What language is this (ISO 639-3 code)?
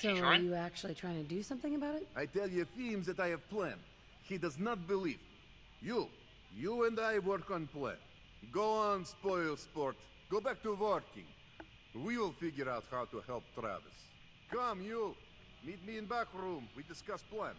eng